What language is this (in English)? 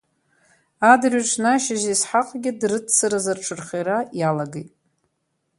Abkhazian